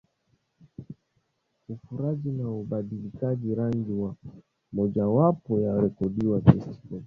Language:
Swahili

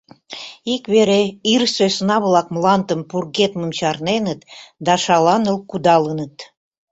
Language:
Mari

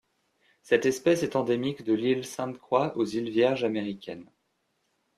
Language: French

